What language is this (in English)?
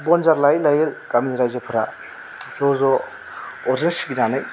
Bodo